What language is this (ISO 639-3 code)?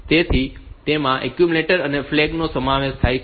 guj